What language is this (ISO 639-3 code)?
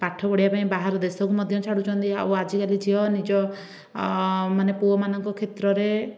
ori